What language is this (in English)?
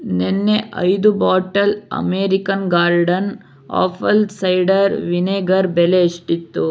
Kannada